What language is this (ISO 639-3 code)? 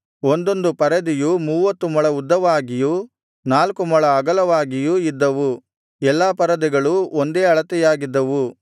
kan